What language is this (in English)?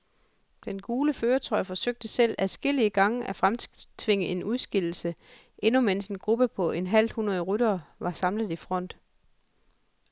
Danish